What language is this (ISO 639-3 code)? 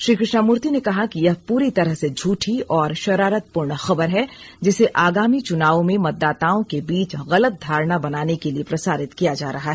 hin